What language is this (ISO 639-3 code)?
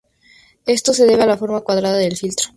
spa